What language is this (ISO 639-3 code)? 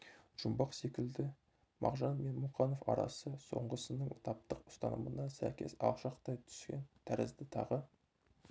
kaz